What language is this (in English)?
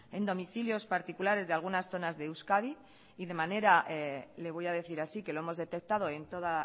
Spanish